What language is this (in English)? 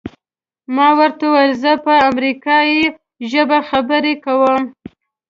Pashto